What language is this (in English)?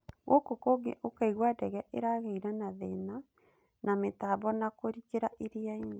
Kikuyu